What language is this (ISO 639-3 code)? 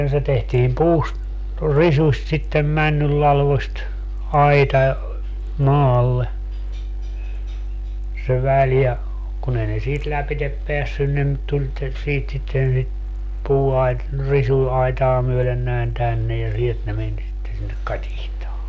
fin